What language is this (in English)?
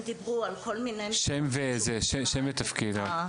Hebrew